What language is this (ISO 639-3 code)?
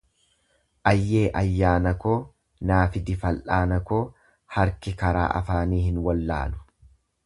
orm